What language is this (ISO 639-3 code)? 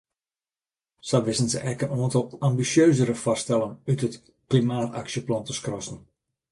fry